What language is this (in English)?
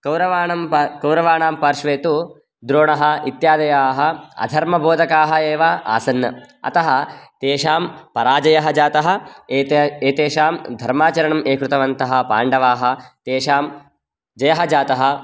Sanskrit